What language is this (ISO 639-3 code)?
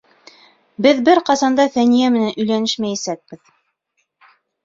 bak